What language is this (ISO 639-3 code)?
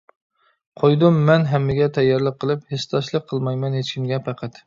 uig